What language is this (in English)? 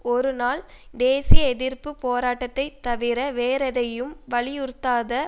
Tamil